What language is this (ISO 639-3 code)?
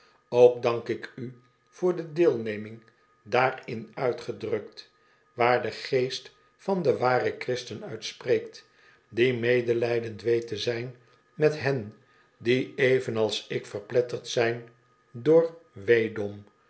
nld